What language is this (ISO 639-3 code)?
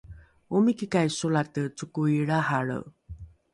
dru